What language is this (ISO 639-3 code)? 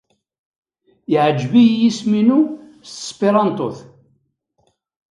kab